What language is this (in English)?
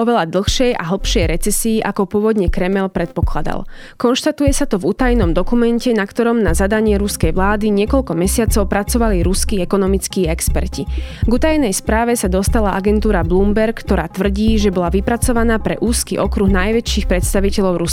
Slovak